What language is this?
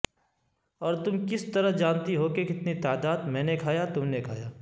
Urdu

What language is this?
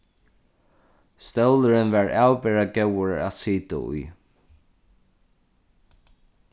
Faroese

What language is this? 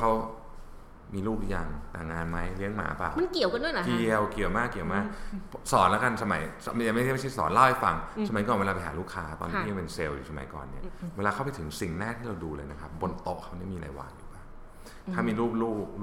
Thai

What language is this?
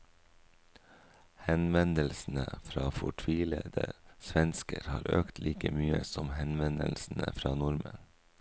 Norwegian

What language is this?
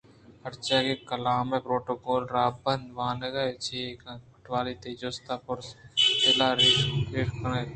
Eastern Balochi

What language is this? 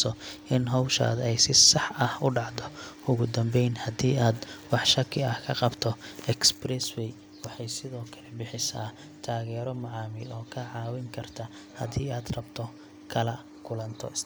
Somali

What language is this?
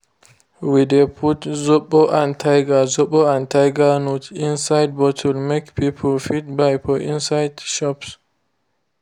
Nigerian Pidgin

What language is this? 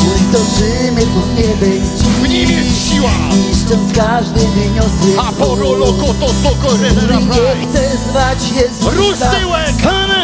Polish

